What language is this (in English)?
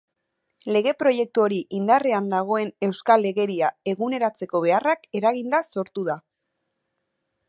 Basque